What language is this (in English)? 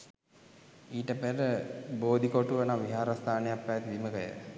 Sinhala